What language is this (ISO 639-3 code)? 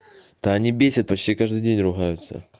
rus